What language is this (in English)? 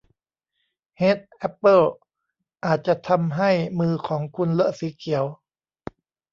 Thai